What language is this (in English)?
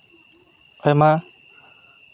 Santali